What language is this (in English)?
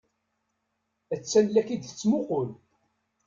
Kabyle